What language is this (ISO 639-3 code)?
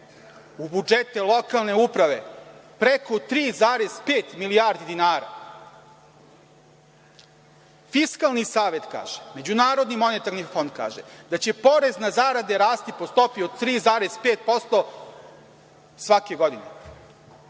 srp